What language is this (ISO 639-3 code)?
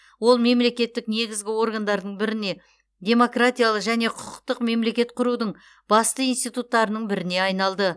kaz